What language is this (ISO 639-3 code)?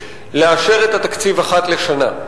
heb